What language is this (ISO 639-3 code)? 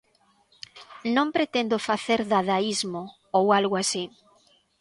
glg